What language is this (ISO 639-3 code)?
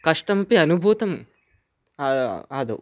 san